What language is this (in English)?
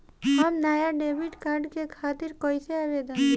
Bhojpuri